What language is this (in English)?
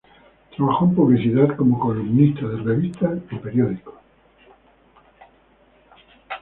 Spanish